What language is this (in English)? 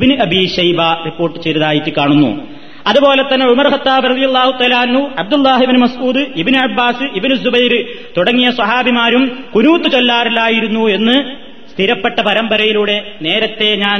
Malayalam